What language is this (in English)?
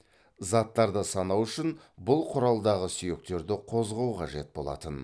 Kazakh